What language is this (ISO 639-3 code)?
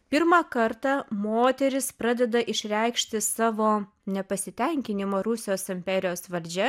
lit